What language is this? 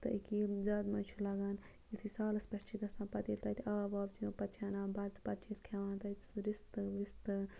Kashmiri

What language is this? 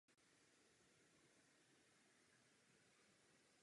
Czech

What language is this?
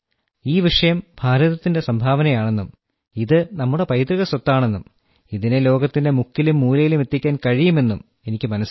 Malayalam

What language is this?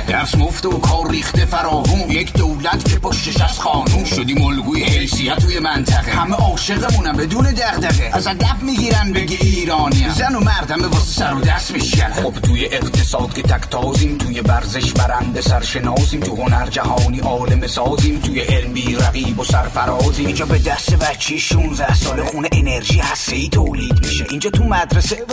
Persian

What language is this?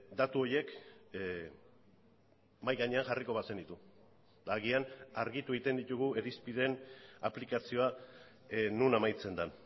Basque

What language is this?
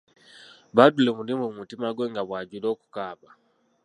Ganda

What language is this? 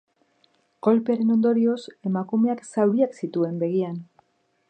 Basque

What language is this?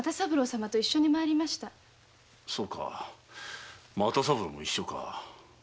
Japanese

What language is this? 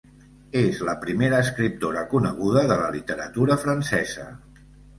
Catalan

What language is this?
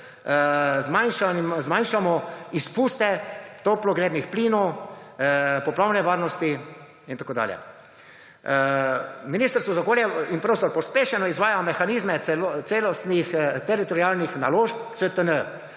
Slovenian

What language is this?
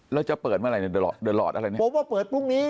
Thai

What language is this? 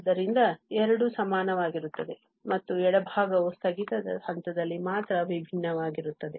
Kannada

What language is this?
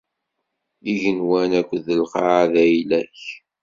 Kabyle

